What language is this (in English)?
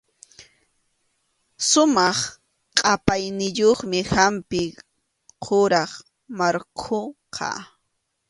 Arequipa-La Unión Quechua